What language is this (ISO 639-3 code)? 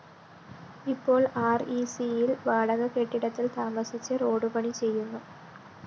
mal